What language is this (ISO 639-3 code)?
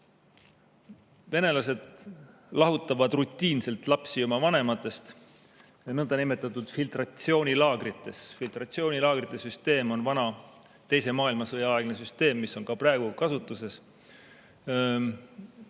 est